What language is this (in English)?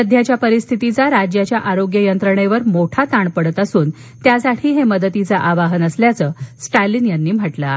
Marathi